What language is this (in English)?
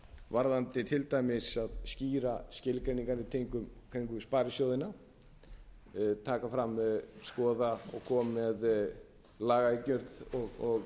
Icelandic